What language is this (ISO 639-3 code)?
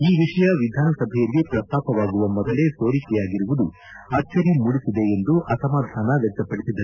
kan